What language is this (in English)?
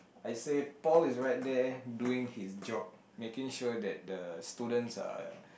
English